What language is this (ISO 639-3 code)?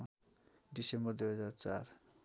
nep